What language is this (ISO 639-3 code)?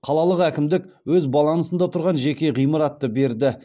kaz